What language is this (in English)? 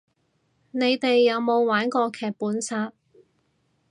Cantonese